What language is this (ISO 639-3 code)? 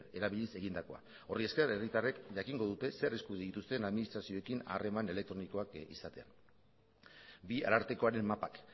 eus